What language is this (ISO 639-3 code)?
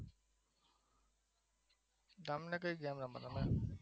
guj